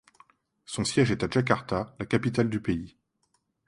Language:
French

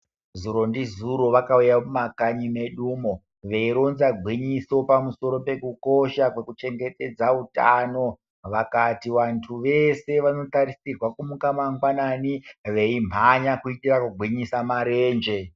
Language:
Ndau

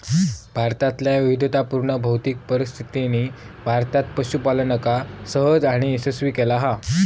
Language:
Marathi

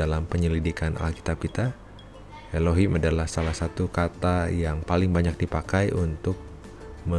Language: Indonesian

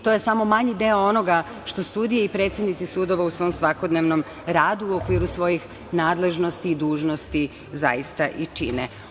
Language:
Serbian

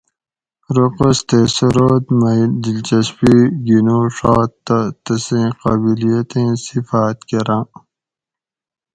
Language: Gawri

